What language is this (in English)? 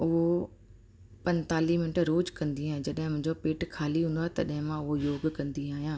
Sindhi